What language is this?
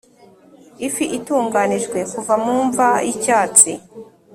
Kinyarwanda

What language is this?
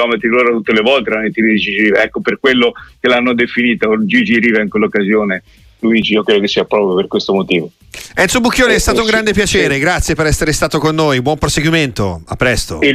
Italian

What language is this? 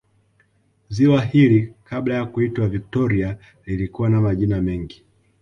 Swahili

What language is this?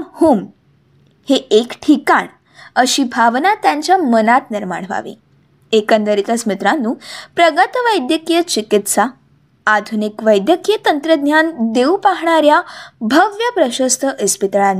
Marathi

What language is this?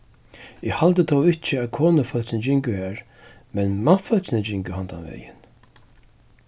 Faroese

